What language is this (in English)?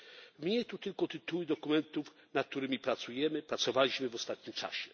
Polish